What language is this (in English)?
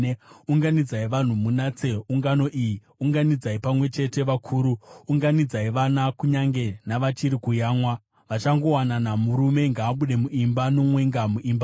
Shona